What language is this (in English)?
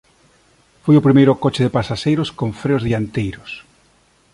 Galician